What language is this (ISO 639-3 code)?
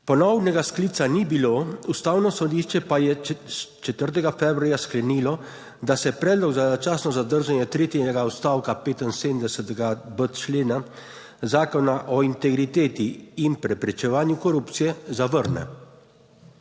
slv